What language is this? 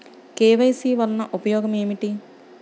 Telugu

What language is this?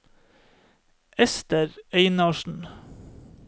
Norwegian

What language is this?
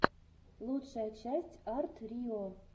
Russian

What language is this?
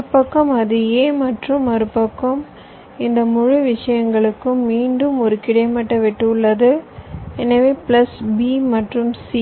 Tamil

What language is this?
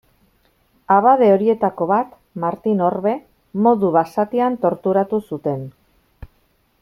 Basque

